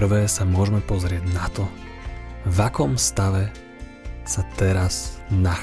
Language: Slovak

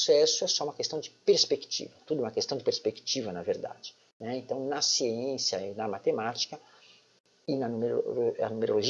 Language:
Portuguese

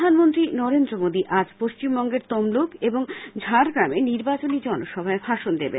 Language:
Bangla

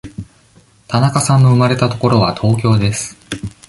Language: Japanese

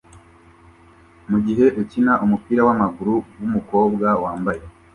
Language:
Kinyarwanda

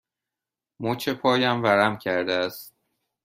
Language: Persian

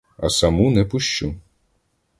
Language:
Ukrainian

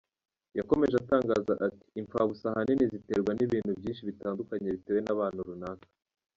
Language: Kinyarwanda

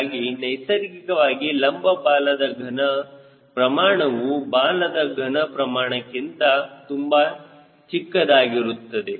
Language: Kannada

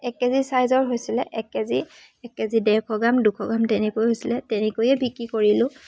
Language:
Assamese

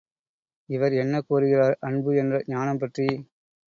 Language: Tamil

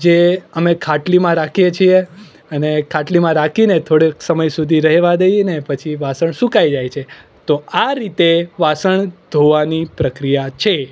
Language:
Gujarati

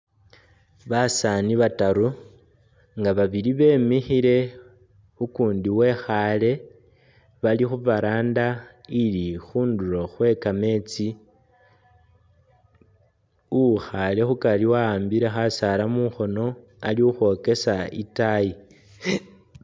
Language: Masaaba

